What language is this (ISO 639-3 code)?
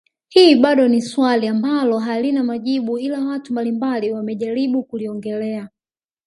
swa